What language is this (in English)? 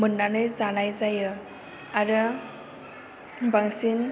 Bodo